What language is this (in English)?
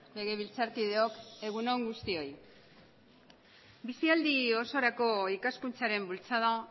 Basque